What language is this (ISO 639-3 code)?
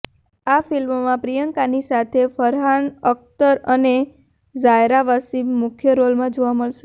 guj